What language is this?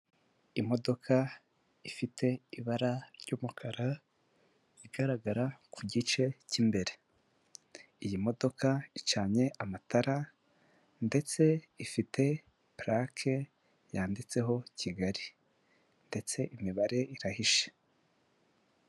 Kinyarwanda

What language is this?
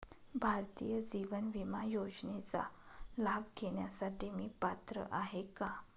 Marathi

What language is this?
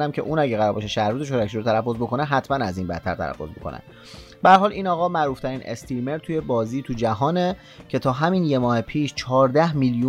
Persian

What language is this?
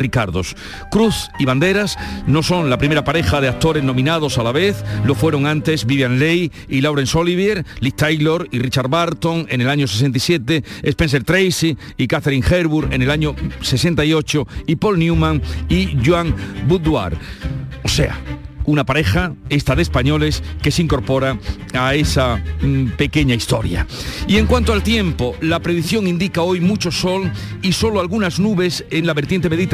Spanish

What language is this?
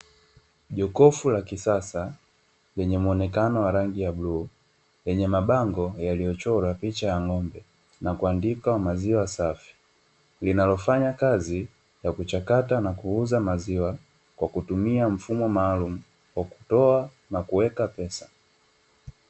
Swahili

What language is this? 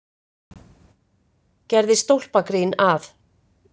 Icelandic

